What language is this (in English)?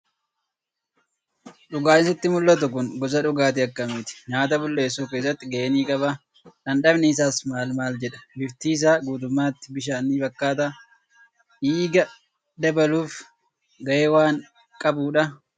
Oromo